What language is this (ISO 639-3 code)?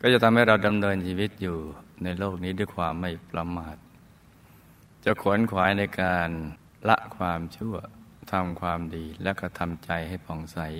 tha